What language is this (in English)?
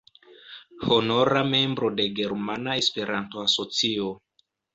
Esperanto